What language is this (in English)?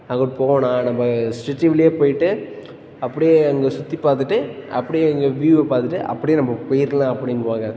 Tamil